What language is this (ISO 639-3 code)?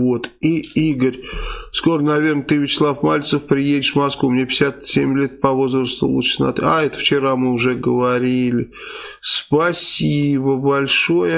rus